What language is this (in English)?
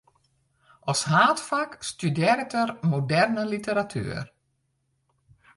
Western Frisian